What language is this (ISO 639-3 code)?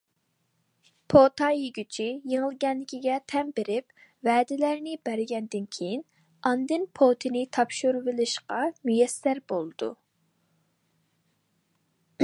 uig